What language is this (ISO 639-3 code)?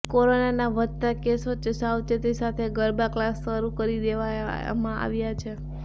guj